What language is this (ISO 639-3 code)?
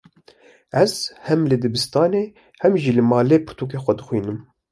kur